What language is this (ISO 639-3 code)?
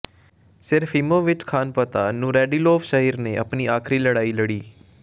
pan